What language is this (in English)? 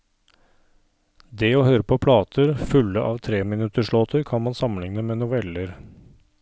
Norwegian